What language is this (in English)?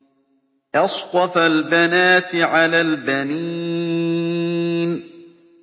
Arabic